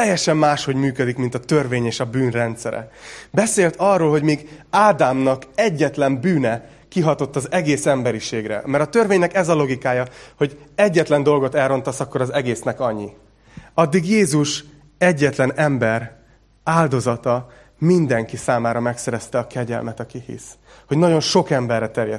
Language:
Hungarian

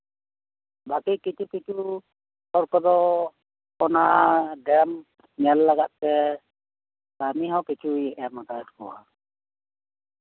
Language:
Santali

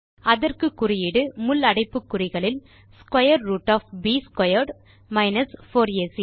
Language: Tamil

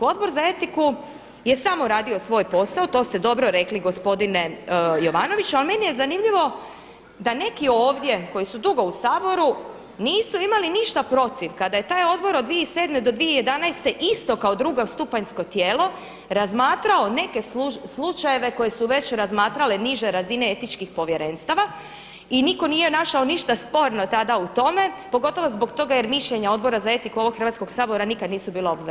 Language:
Croatian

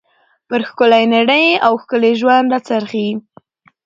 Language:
Pashto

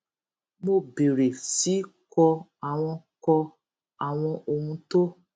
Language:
Yoruba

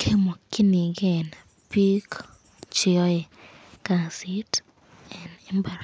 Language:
Kalenjin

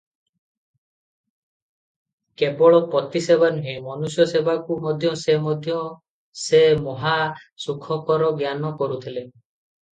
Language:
Odia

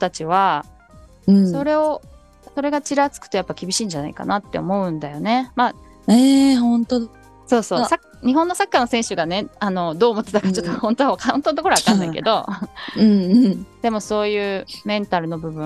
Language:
Japanese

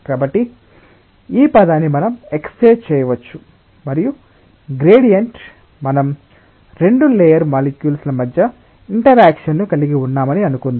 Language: Telugu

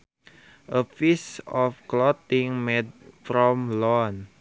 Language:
Sundanese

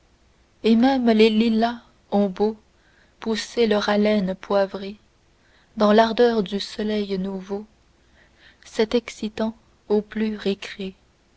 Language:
French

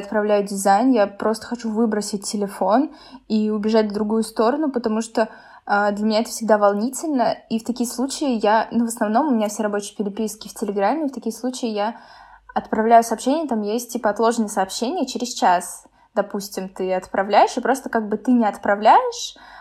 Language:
Russian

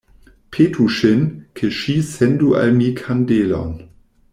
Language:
Esperanto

